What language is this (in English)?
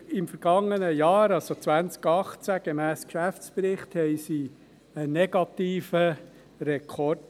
Swiss German